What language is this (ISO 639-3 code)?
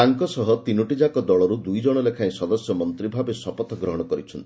ori